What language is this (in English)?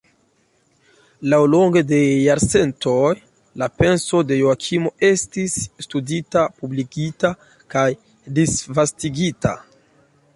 Esperanto